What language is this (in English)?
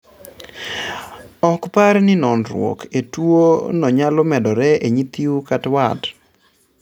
Luo (Kenya and Tanzania)